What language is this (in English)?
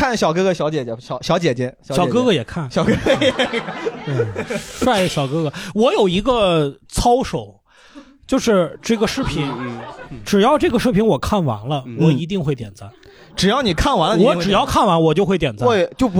Chinese